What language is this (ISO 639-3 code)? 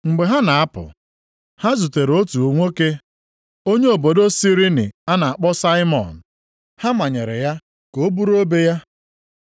ibo